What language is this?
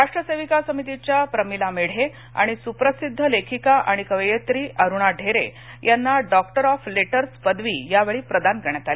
Marathi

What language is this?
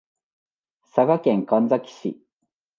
Japanese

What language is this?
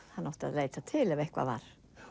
Icelandic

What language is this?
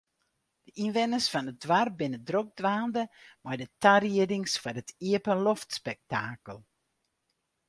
Western Frisian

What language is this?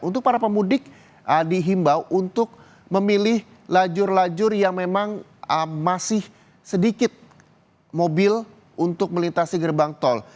Indonesian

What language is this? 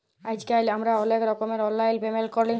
Bangla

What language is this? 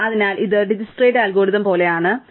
Malayalam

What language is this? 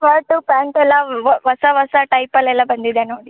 Kannada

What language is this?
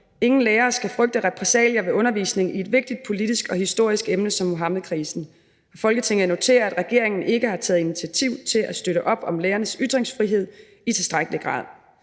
Danish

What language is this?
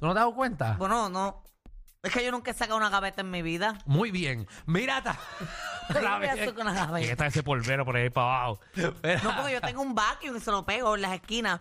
Spanish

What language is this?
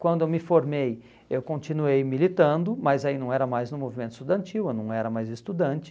Portuguese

